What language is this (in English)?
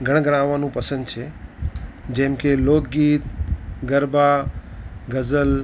Gujarati